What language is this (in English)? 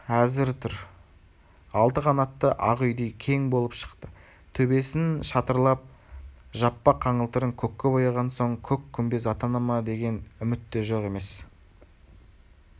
Kazakh